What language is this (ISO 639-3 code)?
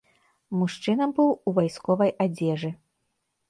bel